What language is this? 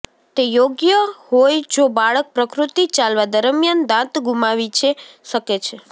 Gujarati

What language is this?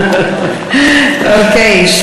Hebrew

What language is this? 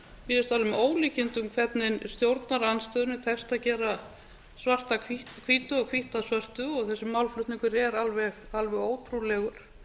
Icelandic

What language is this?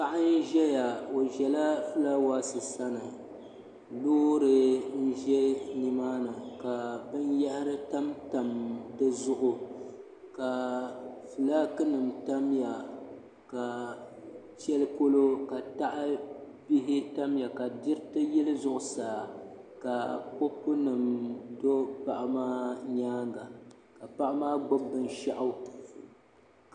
Dagbani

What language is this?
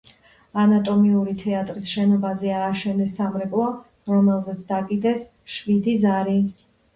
Georgian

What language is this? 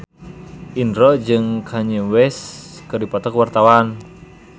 Sundanese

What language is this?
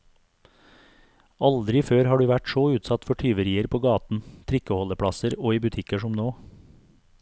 Norwegian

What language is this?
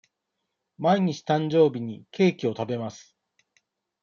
Japanese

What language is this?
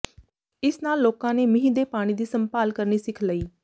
Punjabi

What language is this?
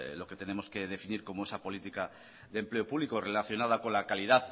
Spanish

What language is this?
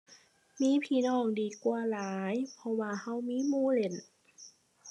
Thai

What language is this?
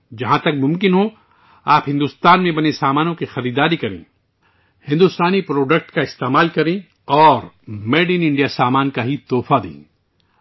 Urdu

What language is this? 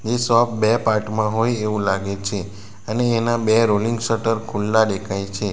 Gujarati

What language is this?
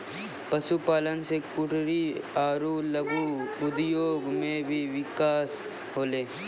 Maithili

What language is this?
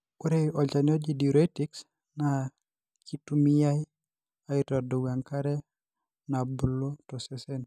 Masai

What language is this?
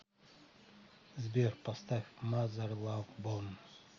Russian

